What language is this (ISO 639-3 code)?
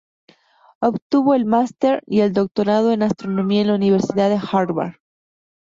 spa